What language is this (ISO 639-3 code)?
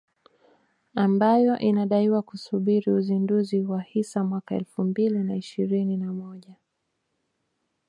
swa